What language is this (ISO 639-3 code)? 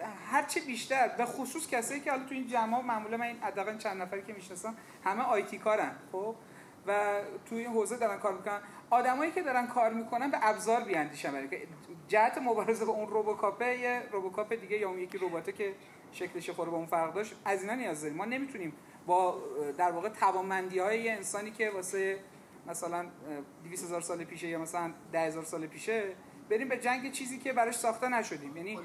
fas